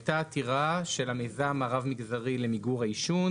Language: Hebrew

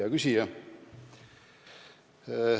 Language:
Estonian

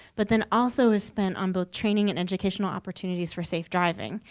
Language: English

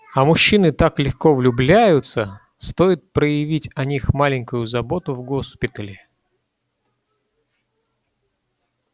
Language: Russian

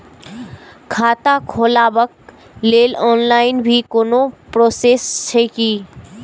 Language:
Maithili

